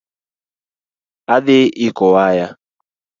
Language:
Luo (Kenya and Tanzania)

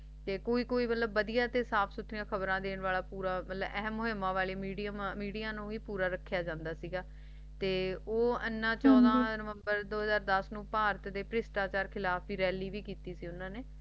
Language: Punjabi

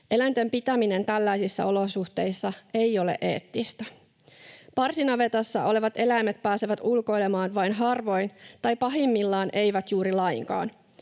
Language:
Finnish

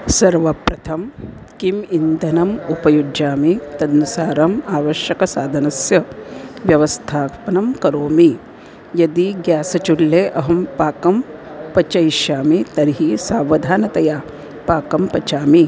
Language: Sanskrit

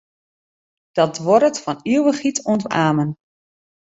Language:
Western Frisian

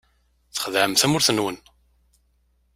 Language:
Kabyle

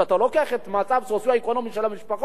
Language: Hebrew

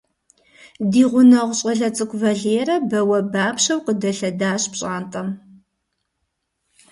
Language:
Kabardian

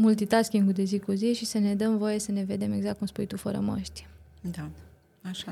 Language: Romanian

